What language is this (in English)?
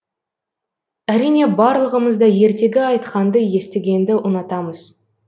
Kazakh